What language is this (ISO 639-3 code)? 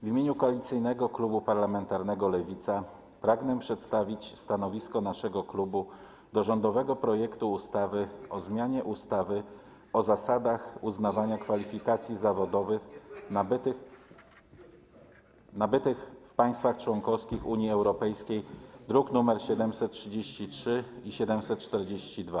pol